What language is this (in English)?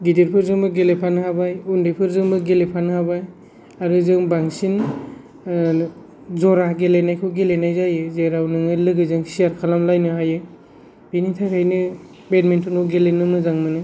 Bodo